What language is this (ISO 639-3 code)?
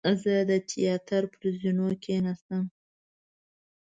pus